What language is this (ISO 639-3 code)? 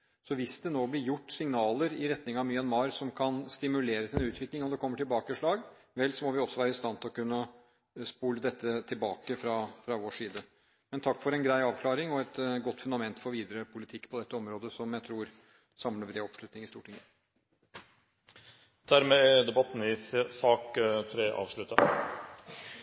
nob